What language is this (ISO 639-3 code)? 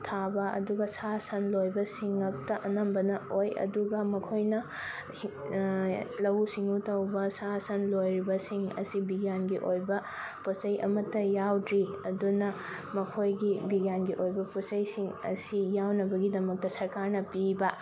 mni